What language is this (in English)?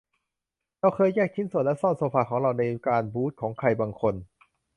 Thai